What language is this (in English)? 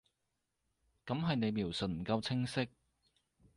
Cantonese